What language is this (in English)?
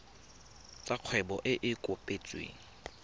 Tswana